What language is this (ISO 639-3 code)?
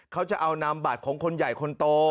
tha